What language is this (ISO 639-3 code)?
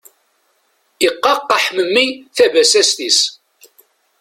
kab